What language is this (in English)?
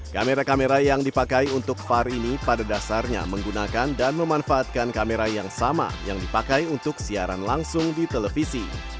Indonesian